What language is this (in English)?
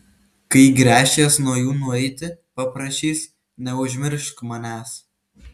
Lithuanian